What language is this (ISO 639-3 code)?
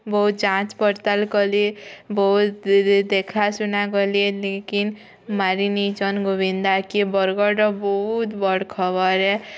ori